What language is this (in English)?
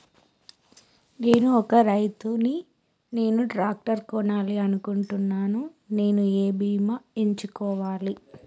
Telugu